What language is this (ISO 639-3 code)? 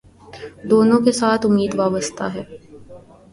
urd